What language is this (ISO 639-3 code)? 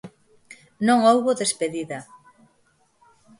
glg